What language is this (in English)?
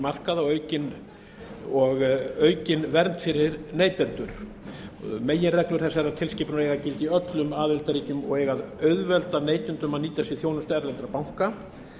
Icelandic